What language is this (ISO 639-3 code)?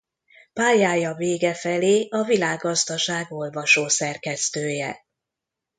hun